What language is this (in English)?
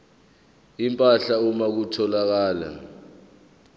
Zulu